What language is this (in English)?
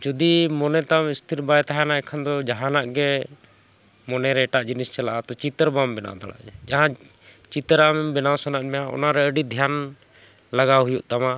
Santali